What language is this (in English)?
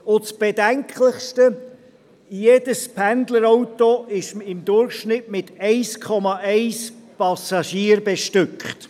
Swiss German